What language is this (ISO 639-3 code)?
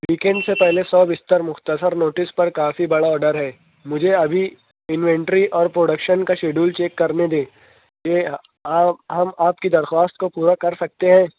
urd